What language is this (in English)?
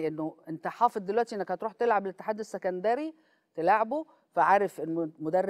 Arabic